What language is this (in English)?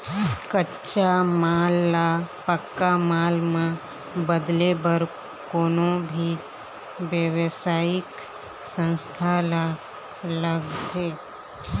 Chhattisgarhi